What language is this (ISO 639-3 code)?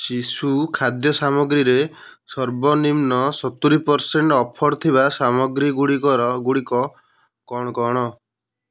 ori